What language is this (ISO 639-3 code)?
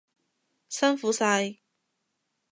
yue